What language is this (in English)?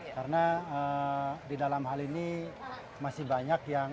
Indonesian